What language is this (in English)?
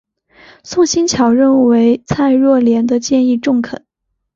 Chinese